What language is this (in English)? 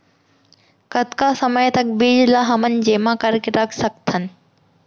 Chhattisgarhi